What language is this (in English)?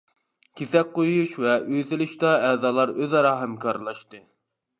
Uyghur